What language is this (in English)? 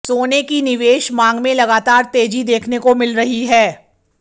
Hindi